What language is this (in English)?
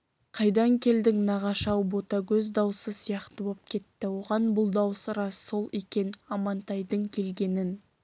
Kazakh